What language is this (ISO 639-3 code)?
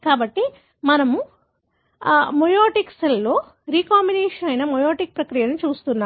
tel